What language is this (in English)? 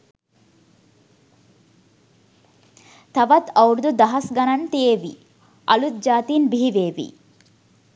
Sinhala